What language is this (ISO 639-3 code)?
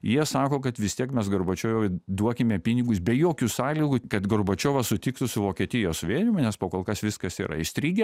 lit